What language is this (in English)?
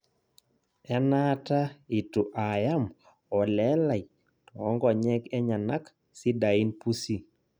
Masai